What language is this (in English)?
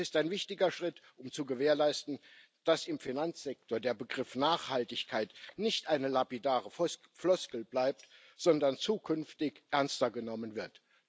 German